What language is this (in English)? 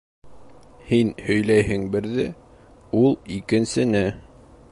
Bashkir